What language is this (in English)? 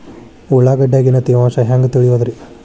Kannada